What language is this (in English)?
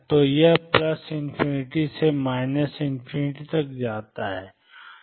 Hindi